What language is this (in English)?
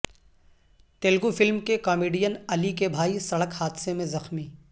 Urdu